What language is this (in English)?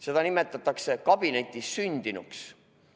Estonian